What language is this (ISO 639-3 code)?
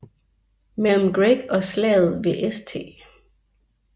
dan